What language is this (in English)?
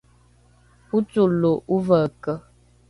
Rukai